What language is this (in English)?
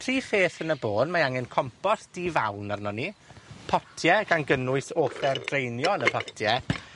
Welsh